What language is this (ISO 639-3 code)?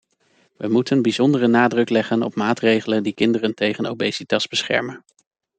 nld